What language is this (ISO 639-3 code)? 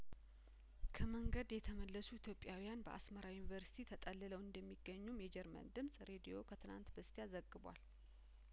amh